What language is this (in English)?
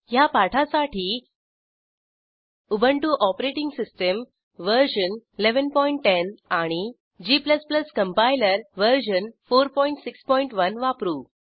Marathi